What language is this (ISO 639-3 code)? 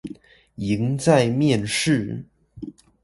zho